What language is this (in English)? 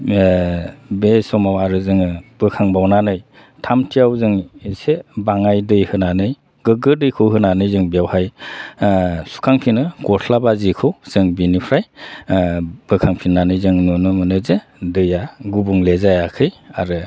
Bodo